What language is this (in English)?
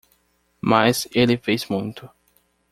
Portuguese